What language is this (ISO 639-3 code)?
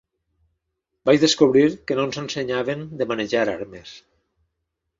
cat